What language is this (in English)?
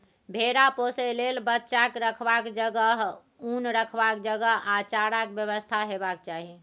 Maithili